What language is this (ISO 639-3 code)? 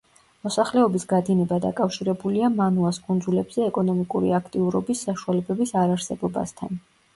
kat